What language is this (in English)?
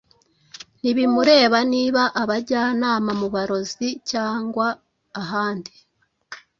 Kinyarwanda